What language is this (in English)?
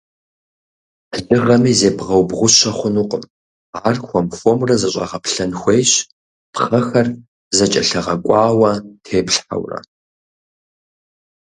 Kabardian